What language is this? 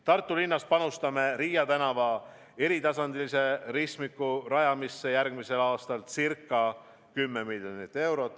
Estonian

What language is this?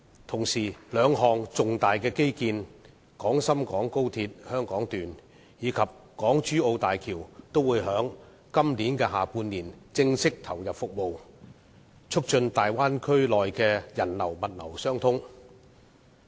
Cantonese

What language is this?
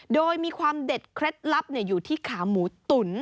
Thai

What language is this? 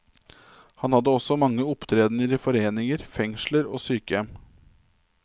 Norwegian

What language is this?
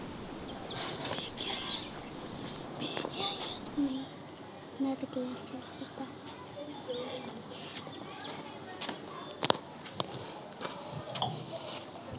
Punjabi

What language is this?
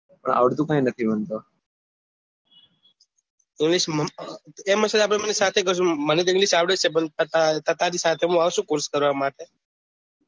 Gujarati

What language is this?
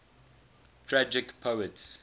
English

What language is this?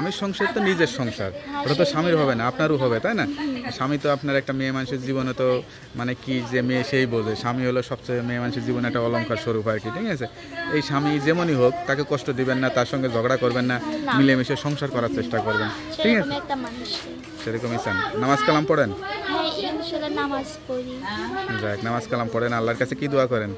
Romanian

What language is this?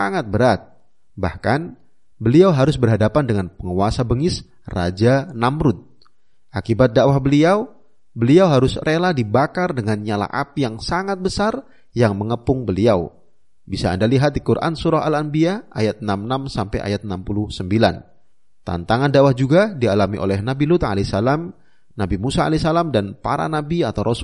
Indonesian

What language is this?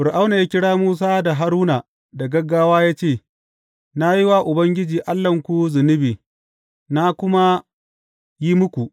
Hausa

